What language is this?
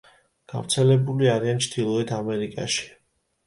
Georgian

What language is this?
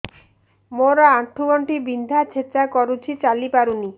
Odia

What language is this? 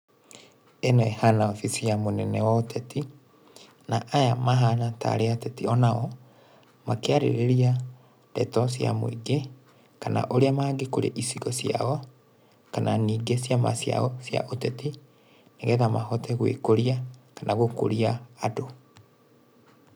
Kikuyu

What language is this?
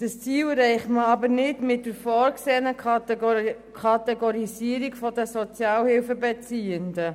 Swiss German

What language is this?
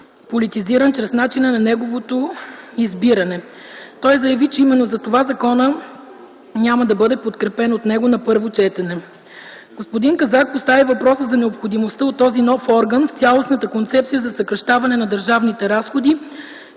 Bulgarian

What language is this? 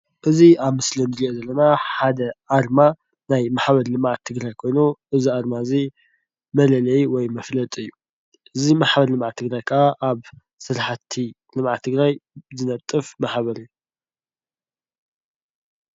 Tigrinya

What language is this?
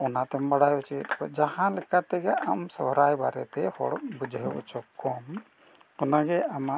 Santali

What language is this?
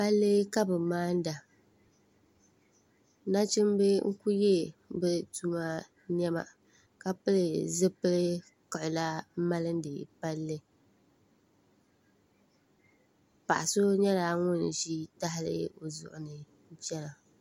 Dagbani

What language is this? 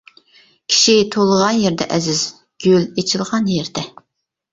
Uyghur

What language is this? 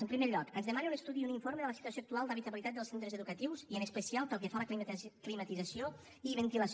Catalan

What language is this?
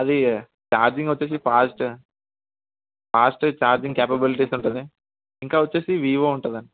Telugu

